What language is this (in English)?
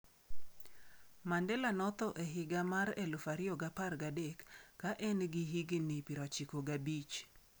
Luo (Kenya and Tanzania)